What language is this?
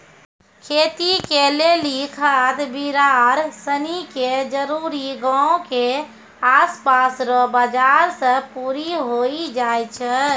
Maithili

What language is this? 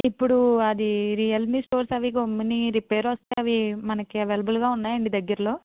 Telugu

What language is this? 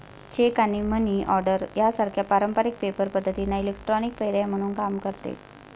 Marathi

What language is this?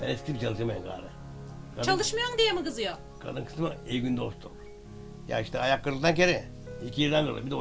Turkish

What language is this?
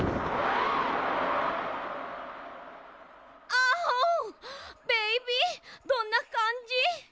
Japanese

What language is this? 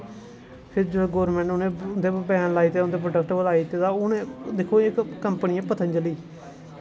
Dogri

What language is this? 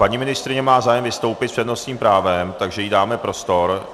Czech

